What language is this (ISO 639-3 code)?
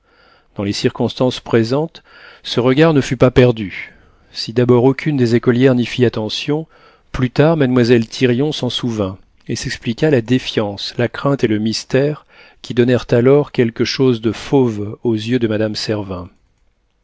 fra